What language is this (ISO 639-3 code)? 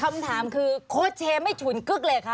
tha